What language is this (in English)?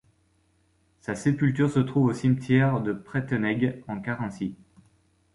French